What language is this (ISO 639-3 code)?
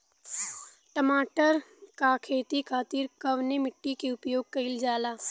bho